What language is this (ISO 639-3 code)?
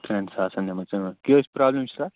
kas